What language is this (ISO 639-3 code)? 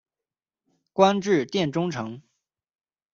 zho